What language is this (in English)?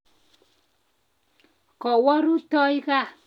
Kalenjin